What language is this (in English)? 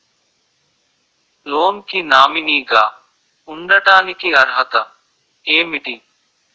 Telugu